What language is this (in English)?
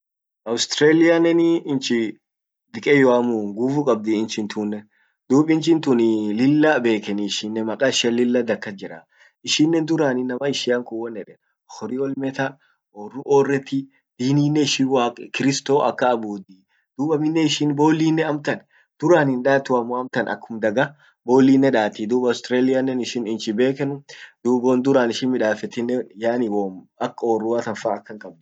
Orma